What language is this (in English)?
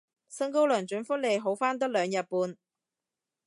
Cantonese